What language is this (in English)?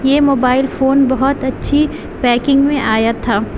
Urdu